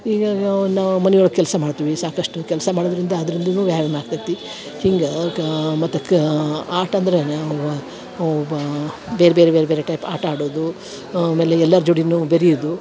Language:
Kannada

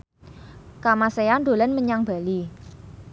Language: Javanese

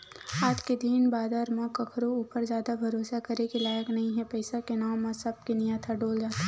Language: Chhattisgarhi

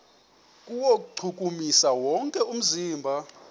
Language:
Xhosa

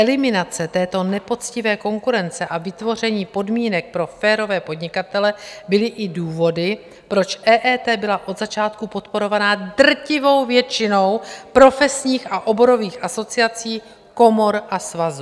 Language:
Czech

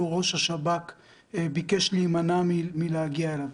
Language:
Hebrew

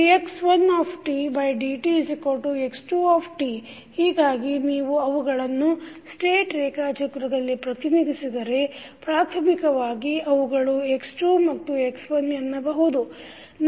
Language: Kannada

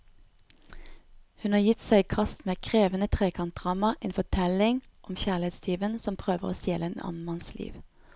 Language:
Norwegian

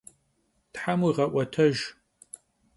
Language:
Kabardian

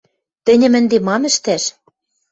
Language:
Western Mari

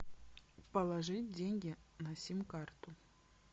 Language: Russian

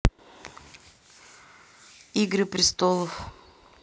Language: Russian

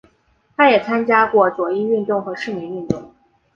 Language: Chinese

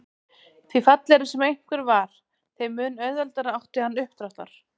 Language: Icelandic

